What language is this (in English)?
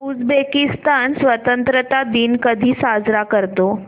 Marathi